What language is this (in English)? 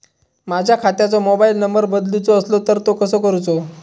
Marathi